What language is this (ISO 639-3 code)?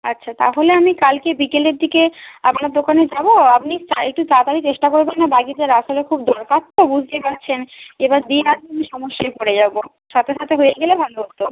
ben